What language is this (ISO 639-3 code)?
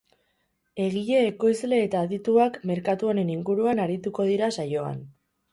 eus